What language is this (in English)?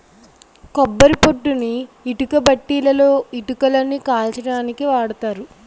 Telugu